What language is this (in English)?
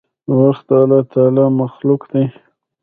Pashto